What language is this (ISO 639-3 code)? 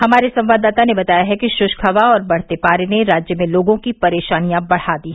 hin